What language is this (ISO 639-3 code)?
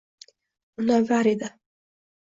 uzb